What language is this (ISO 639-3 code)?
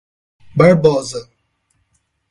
por